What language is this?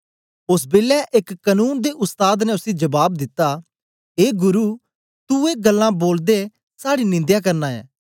Dogri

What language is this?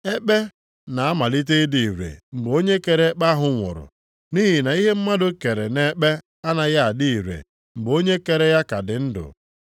Igbo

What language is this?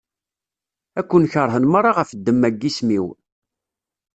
Kabyle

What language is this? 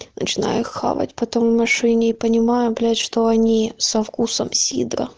Russian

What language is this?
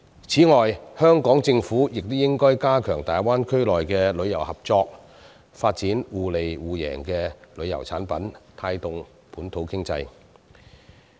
Cantonese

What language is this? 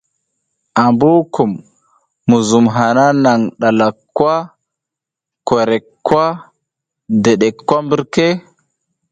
South Giziga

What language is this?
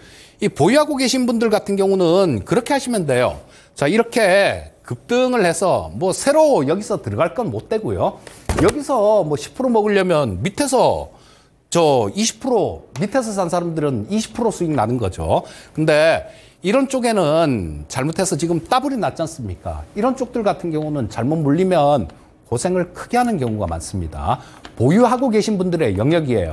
Korean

